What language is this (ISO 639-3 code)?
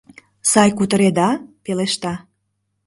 chm